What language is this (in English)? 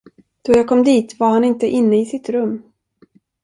Swedish